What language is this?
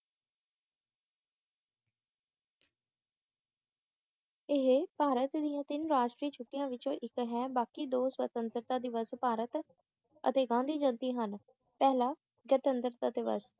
Punjabi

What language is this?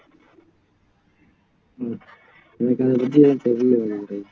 Tamil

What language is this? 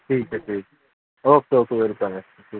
Urdu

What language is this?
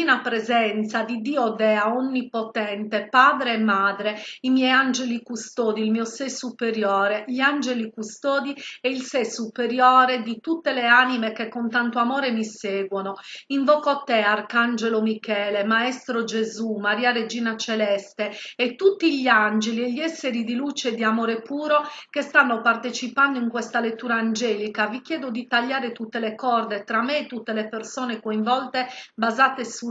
Italian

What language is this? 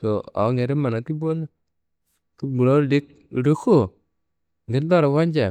Kanembu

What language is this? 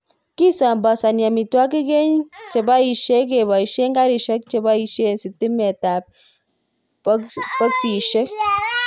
Kalenjin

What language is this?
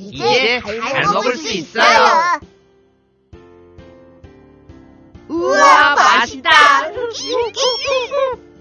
Korean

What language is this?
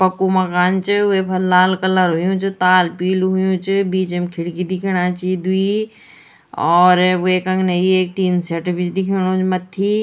Garhwali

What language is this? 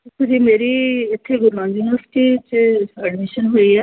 Punjabi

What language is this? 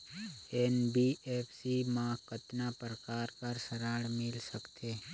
Chhattisgarhi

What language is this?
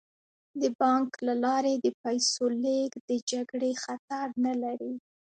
Pashto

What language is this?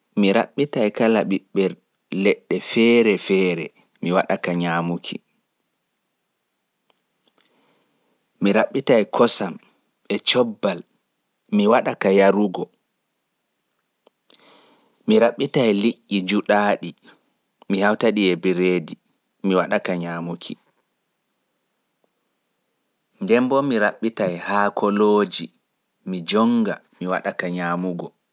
Pular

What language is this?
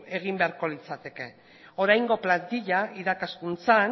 Basque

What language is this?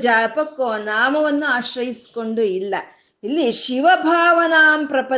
Kannada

